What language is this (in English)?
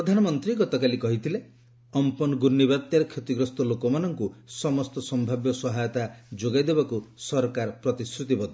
Odia